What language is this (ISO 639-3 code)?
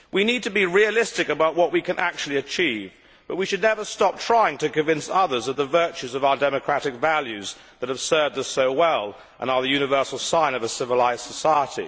eng